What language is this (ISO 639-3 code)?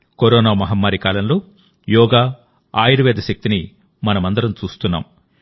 tel